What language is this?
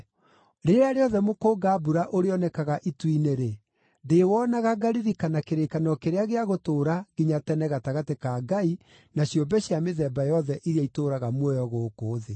Kikuyu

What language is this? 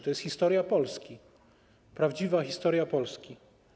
Polish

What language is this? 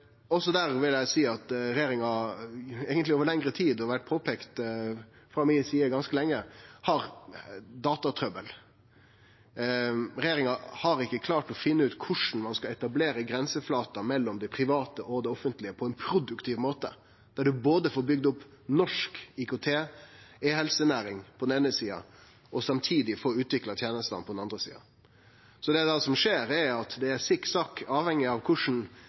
Norwegian Nynorsk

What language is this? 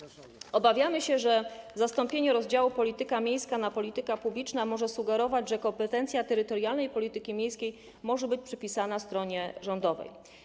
Polish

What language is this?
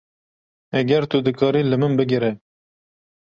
Kurdish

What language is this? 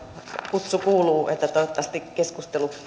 Finnish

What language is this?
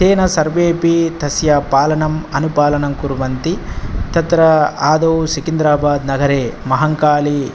Sanskrit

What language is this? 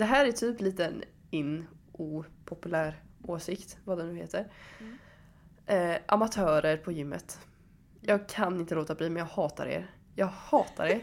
Swedish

